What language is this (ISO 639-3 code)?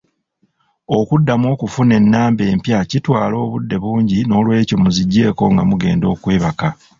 lug